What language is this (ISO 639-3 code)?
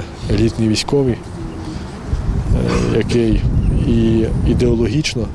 ukr